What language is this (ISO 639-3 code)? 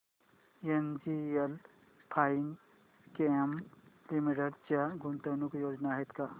mar